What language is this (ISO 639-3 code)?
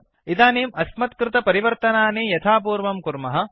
san